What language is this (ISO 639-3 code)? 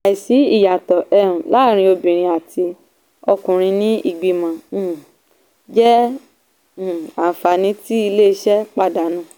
yor